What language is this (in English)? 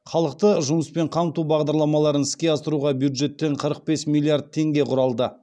Kazakh